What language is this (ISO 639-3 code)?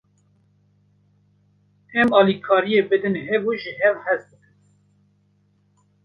kur